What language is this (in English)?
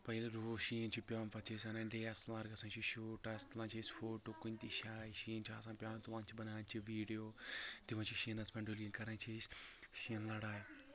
Kashmiri